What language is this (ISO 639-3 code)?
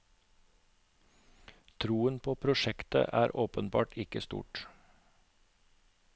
nor